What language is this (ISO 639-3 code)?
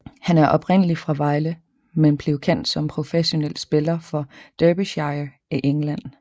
dan